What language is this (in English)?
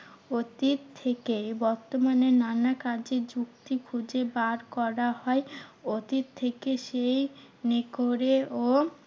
Bangla